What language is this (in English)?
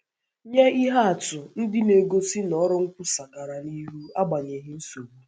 Igbo